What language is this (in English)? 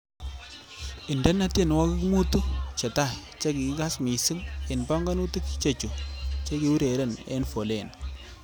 Kalenjin